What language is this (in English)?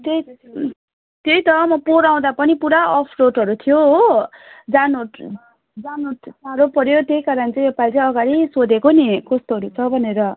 Nepali